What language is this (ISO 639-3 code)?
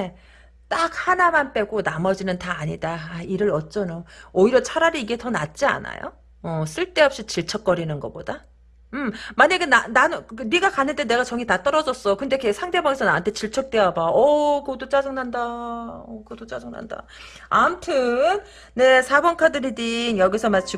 kor